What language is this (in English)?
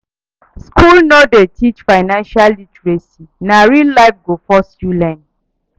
Nigerian Pidgin